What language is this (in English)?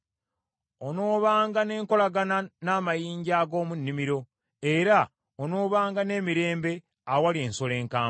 Ganda